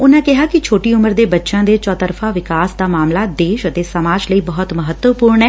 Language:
Punjabi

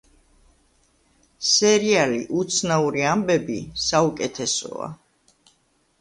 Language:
Georgian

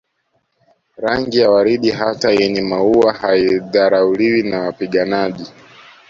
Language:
Swahili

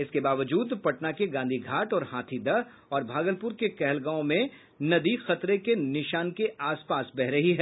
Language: Hindi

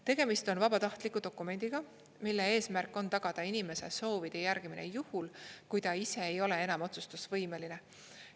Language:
Estonian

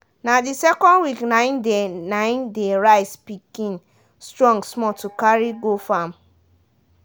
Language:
Nigerian Pidgin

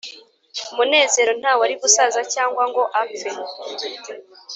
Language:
Kinyarwanda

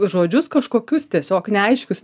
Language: Lithuanian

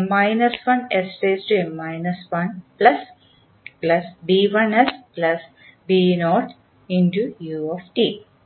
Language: Malayalam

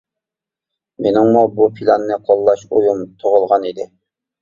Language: Uyghur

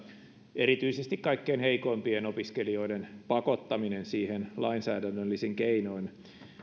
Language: Finnish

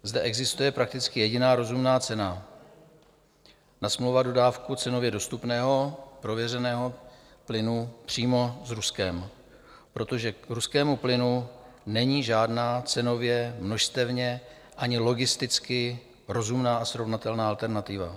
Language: Czech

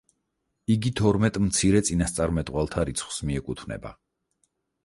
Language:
Georgian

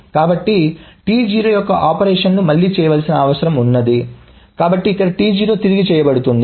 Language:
Telugu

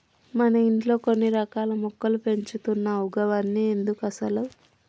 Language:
Telugu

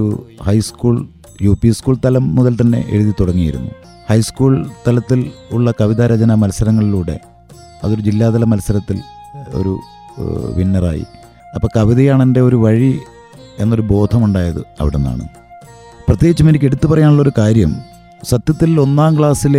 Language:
Malayalam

